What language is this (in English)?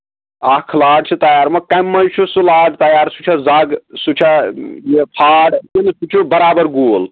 Kashmiri